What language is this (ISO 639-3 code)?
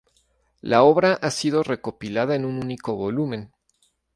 spa